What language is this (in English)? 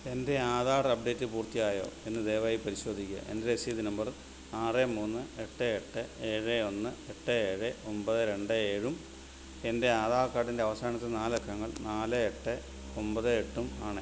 Malayalam